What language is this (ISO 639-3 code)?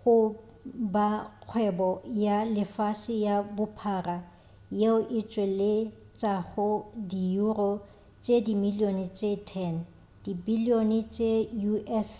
nso